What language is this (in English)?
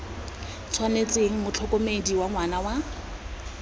Tswana